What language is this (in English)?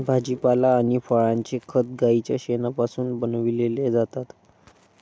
Marathi